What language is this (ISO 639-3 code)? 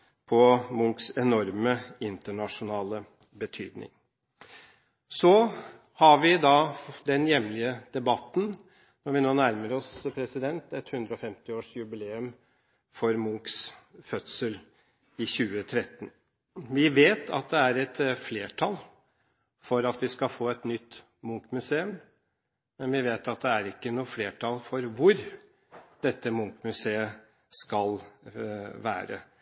nob